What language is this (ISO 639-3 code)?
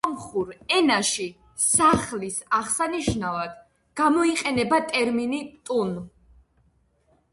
kat